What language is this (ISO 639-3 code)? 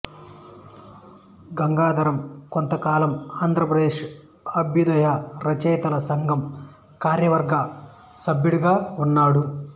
tel